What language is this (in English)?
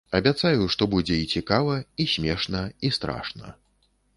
Belarusian